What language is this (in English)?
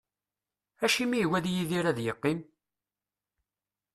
Kabyle